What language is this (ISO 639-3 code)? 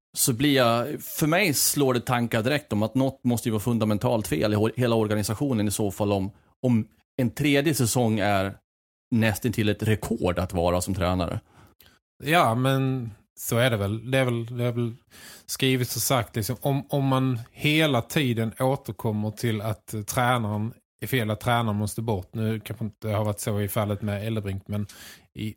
swe